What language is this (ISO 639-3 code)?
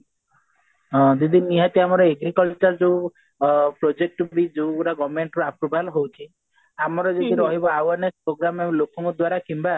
ori